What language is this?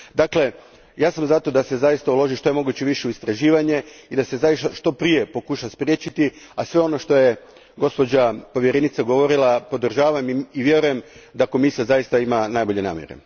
Croatian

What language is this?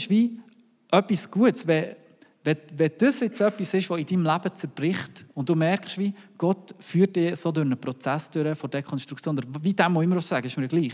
German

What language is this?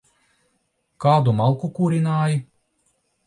Latvian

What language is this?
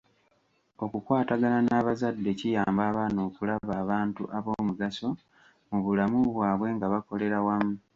Ganda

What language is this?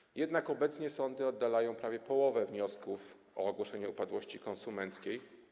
Polish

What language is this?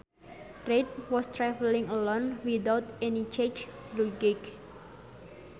Sundanese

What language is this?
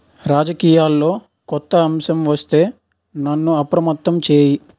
Telugu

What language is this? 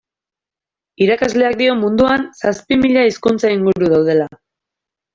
Basque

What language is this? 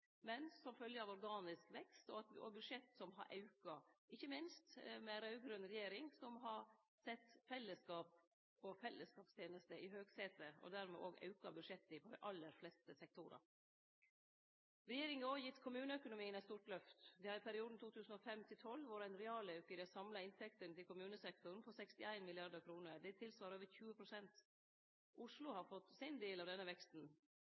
Norwegian Nynorsk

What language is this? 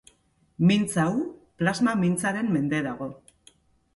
Basque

